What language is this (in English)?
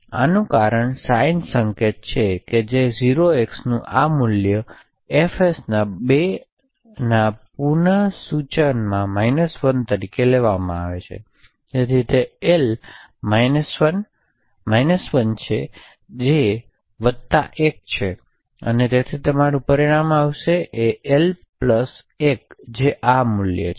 Gujarati